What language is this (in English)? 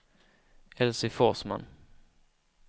Swedish